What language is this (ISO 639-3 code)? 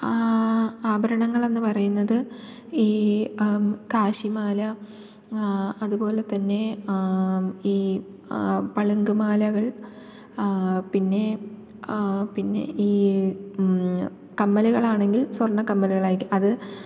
mal